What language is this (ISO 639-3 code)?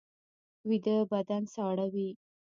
pus